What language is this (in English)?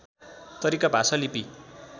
Nepali